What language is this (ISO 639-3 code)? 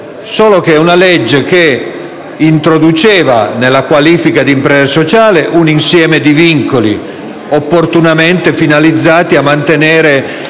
ita